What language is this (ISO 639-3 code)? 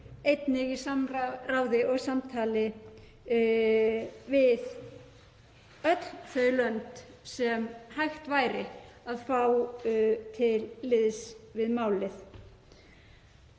isl